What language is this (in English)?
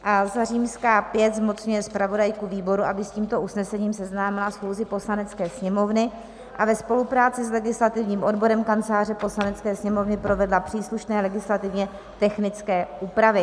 Czech